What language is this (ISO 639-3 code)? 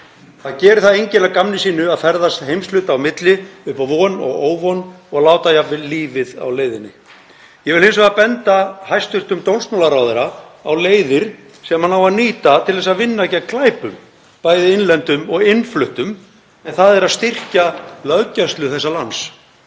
isl